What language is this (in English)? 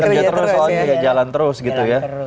Indonesian